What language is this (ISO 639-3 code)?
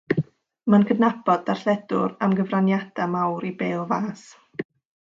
cym